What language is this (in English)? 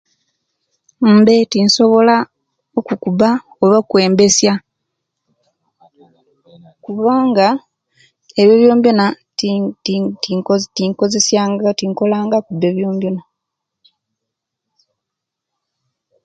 Kenyi